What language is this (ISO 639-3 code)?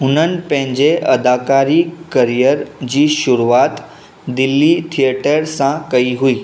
snd